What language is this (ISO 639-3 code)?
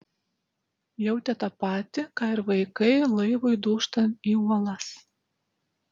lit